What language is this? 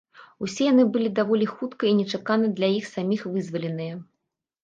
Belarusian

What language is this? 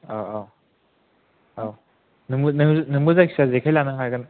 Bodo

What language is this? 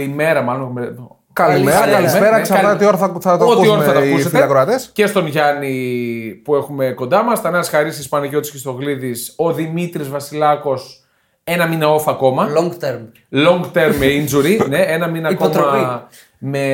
Greek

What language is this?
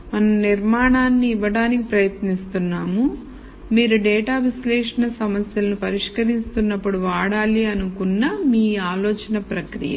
Telugu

